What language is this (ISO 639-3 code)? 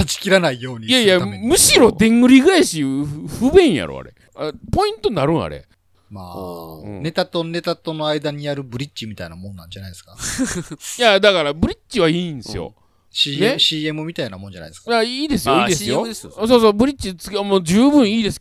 jpn